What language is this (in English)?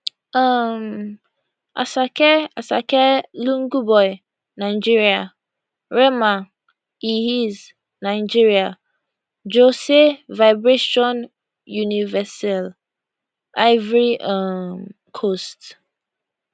Nigerian Pidgin